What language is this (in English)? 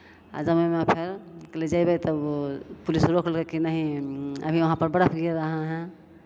Maithili